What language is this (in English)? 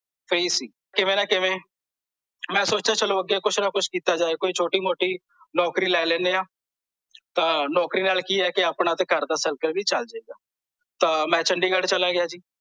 Punjabi